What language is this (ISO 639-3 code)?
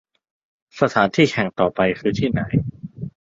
tha